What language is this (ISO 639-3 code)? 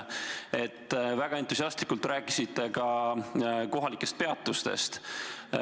est